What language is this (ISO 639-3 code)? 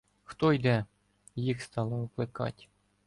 ukr